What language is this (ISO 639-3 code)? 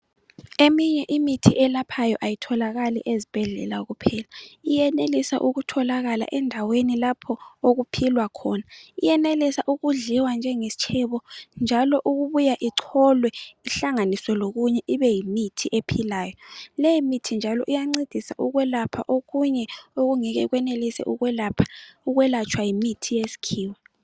nde